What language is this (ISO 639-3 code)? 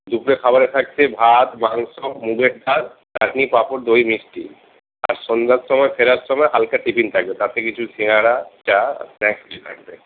ben